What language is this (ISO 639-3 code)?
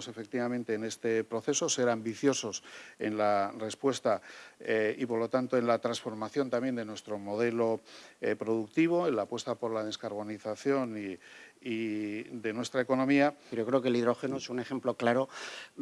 spa